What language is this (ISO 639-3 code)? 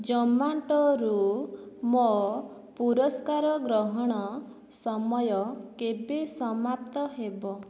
ori